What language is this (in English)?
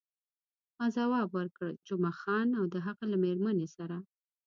Pashto